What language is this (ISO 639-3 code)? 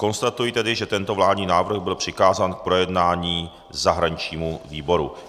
ces